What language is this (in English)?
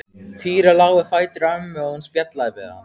Icelandic